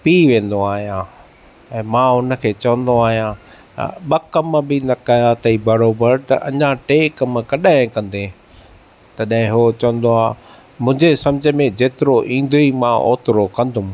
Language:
Sindhi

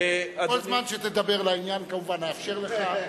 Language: Hebrew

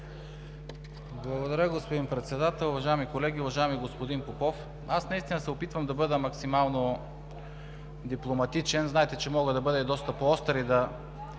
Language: Bulgarian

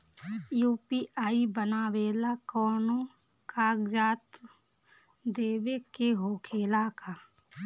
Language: Bhojpuri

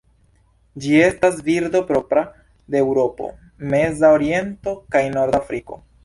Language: Esperanto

